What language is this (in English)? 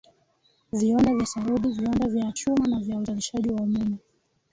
Swahili